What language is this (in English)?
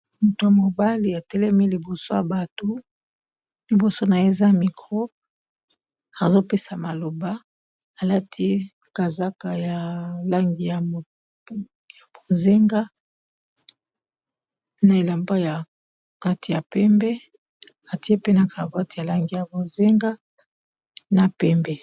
Lingala